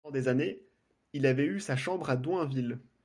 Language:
French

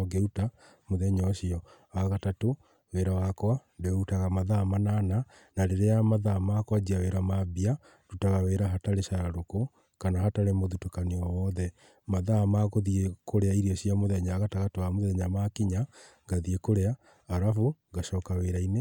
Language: Kikuyu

